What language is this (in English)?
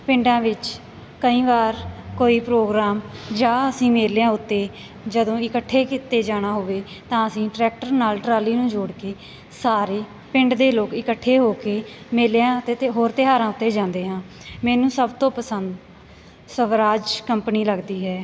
Punjabi